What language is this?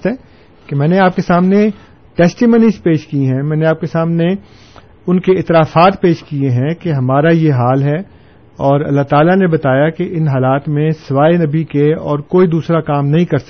Urdu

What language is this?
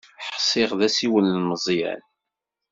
Kabyle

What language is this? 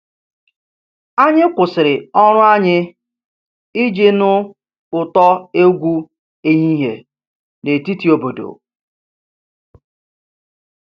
Igbo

